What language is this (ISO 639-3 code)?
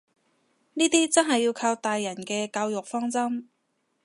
yue